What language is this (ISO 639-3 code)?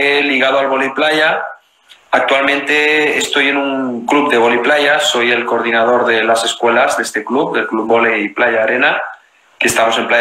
spa